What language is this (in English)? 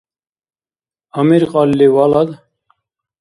Dargwa